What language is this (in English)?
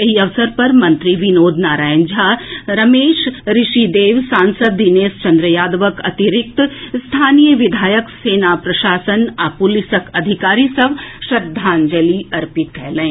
Maithili